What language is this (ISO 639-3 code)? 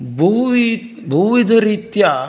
san